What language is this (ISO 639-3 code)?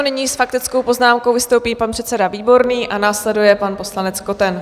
ces